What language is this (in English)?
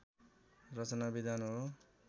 Nepali